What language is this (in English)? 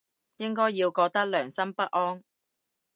Cantonese